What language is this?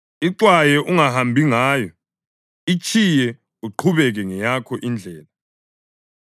North Ndebele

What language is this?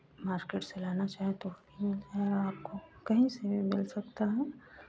Hindi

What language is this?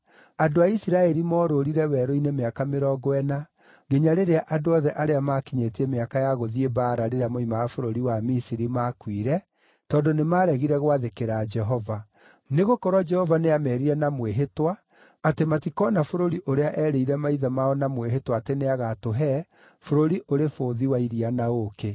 Kikuyu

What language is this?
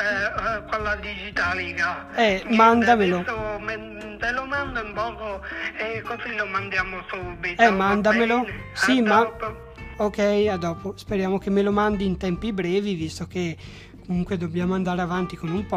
Italian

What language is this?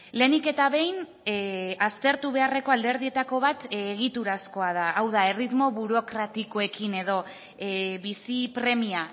Basque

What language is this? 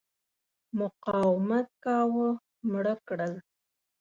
Pashto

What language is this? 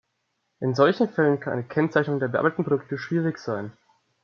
German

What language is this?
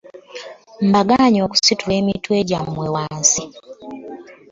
Ganda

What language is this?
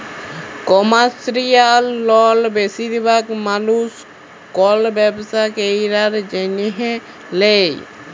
Bangla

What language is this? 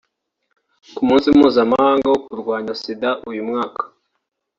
Kinyarwanda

